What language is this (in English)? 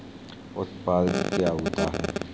Hindi